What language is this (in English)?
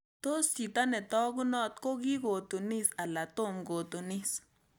Kalenjin